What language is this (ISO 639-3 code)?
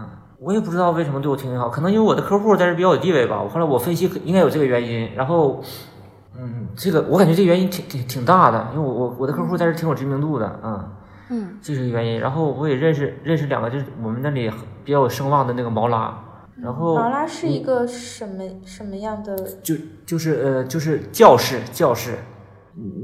zho